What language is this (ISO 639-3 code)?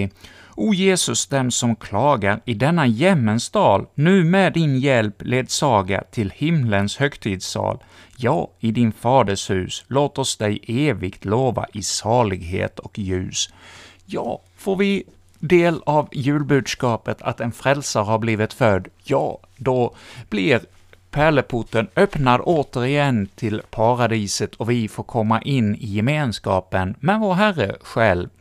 swe